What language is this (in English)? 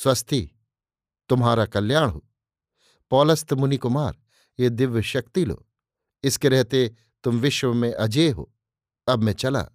Hindi